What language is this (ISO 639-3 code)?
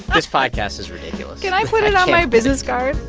eng